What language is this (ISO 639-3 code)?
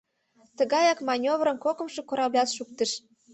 chm